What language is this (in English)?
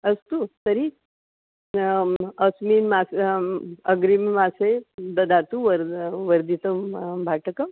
Sanskrit